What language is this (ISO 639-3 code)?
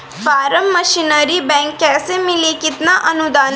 bho